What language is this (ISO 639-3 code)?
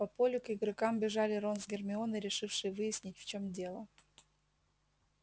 rus